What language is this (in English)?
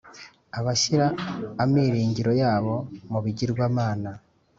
Kinyarwanda